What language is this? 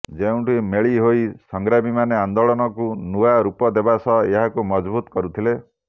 Odia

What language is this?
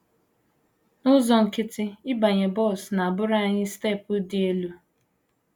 Igbo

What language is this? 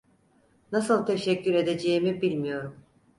Turkish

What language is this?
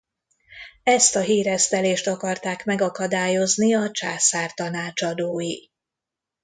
Hungarian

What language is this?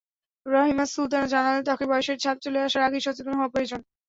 Bangla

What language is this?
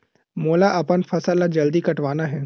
Chhattisgarhi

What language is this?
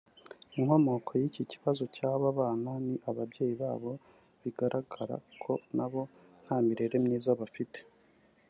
Kinyarwanda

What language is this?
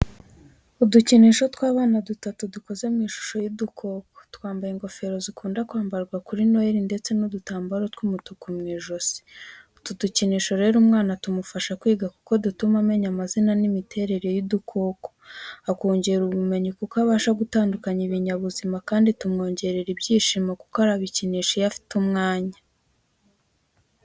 Kinyarwanda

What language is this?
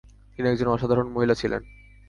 Bangla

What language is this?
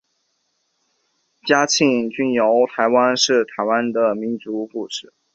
Chinese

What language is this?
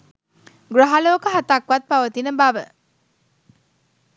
Sinhala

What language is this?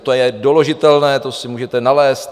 Czech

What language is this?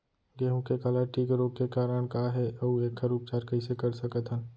Chhattisgarhi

